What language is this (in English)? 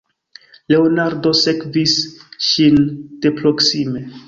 Esperanto